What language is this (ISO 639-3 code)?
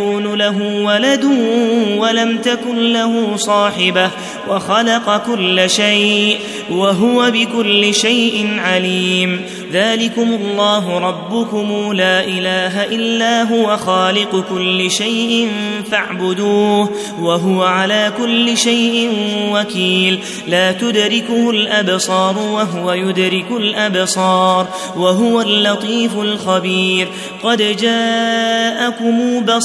ara